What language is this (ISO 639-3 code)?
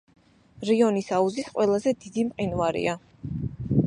kat